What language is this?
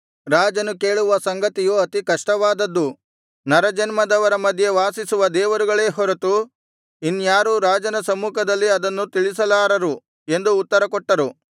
Kannada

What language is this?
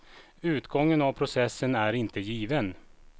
Swedish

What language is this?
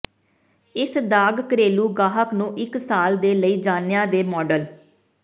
Punjabi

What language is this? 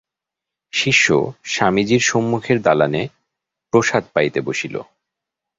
Bangla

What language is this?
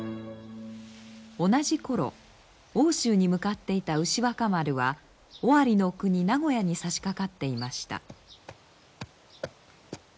Japanese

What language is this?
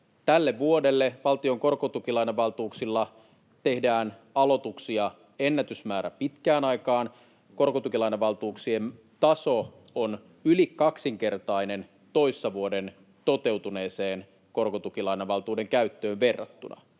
Finnish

